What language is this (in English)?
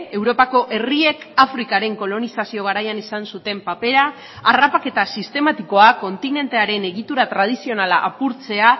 Basque